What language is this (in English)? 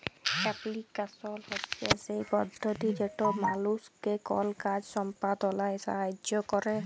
Bangla